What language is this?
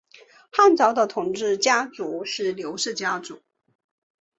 Chinese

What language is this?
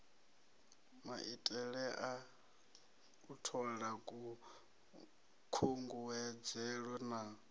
Venda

